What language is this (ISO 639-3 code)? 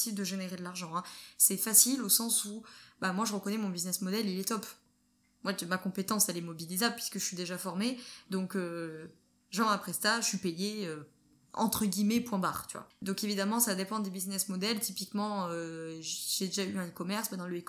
fra